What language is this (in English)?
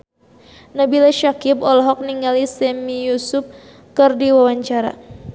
Sundanese